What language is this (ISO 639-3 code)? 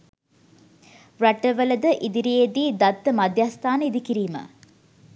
sin